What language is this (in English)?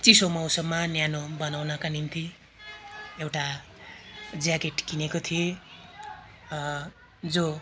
Nepali